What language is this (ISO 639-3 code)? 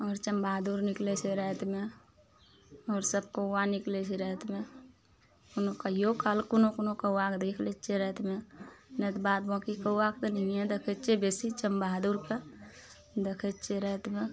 mai